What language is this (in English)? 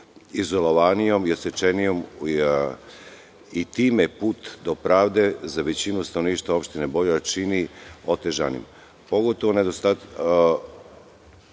Serbian